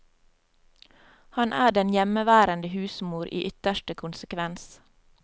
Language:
Norwegian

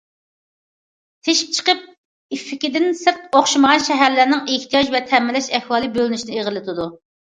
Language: Uyghur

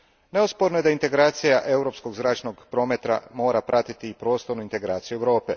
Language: Croatian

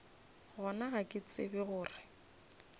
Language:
Northern Sotho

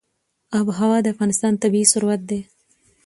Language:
Pashto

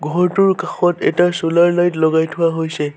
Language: Assamese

